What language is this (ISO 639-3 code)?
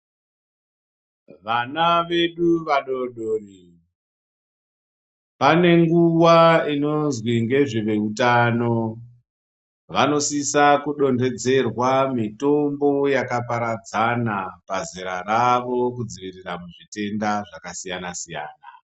ndc